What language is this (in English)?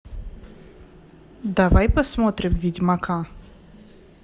Russian